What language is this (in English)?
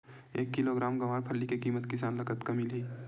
Chhattisgarhi